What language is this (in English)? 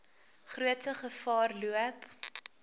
Afrikaans